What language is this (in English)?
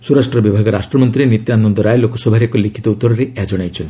Odia